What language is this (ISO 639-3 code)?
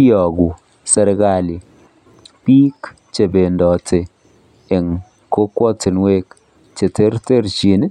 kln